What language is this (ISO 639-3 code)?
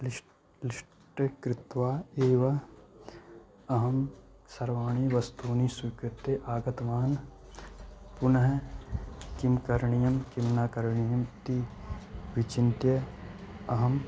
san